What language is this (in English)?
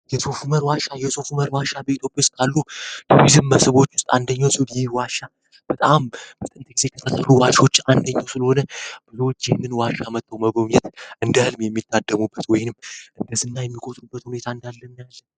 Amharic